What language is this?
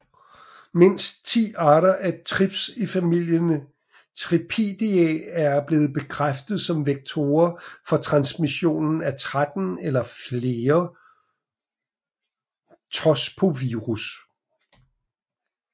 Danish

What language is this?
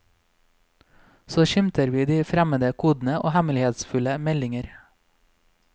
Norwegian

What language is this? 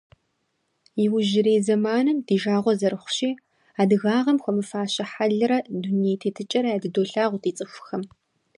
Kabardian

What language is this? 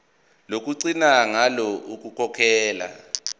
Zulu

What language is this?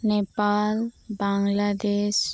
Santali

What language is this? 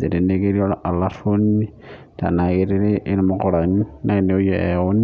Masai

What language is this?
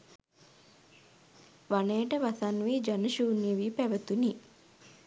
Sinhala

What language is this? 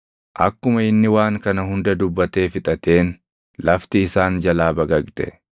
Oromo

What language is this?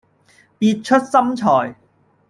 Cantonese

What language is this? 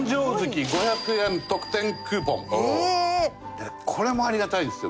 Japanese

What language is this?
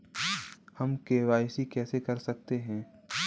Hindi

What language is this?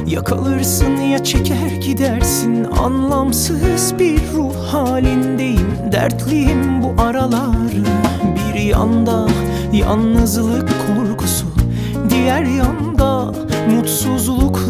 Bulgarian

